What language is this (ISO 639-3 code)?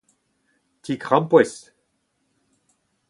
bre